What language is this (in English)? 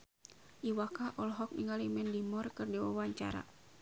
Sundanese